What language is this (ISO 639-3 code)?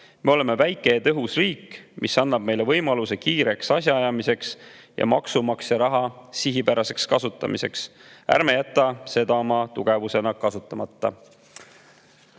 est